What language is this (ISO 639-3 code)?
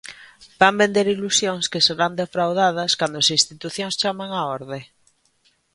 glg